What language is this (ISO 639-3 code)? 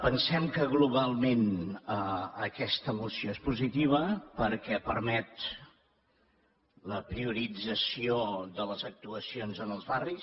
cat